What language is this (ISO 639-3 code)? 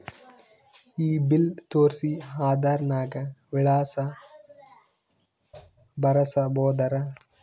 kan